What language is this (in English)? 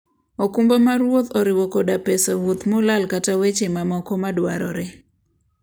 Luo (Kenya and Tanzania)